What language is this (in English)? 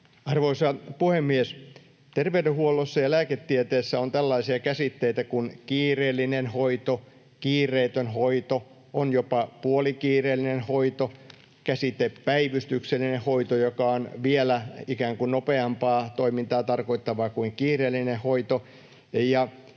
Finnish